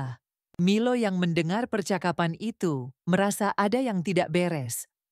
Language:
Indonesian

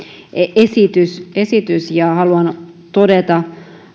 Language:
Finnish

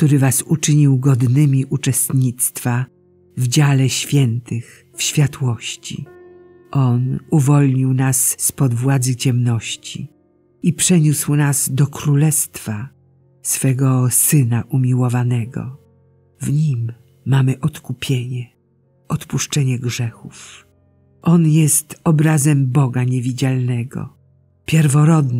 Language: Polish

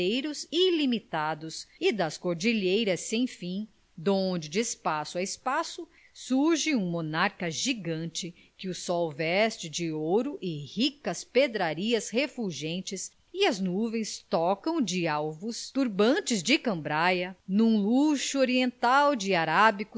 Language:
Portuguese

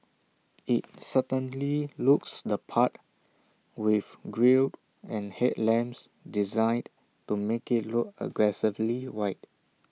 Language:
English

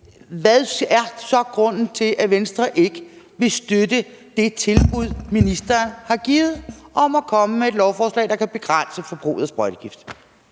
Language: Danish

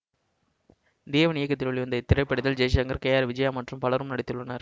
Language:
Tamil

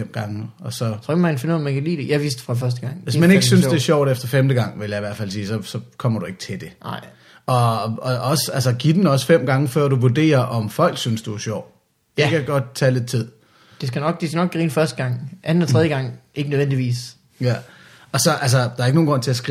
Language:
Danish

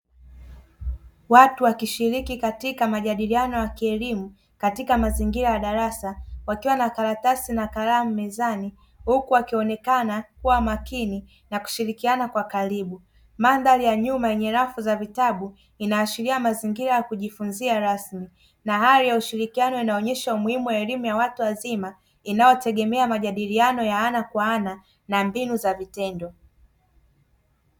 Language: Swahili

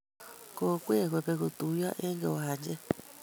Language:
Kalenjin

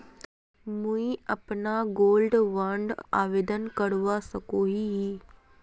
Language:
Magahi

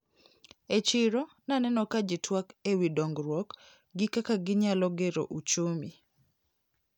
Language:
Luo (Kenya and Tanzania)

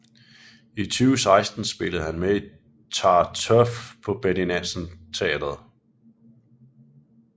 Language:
Danish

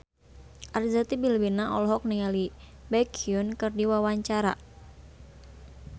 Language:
Sundanese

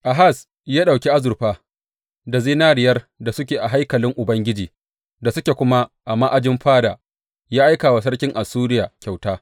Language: Hausa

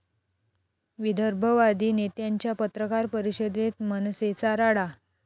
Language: Marathi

